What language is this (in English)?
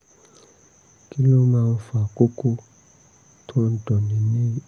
Yoruba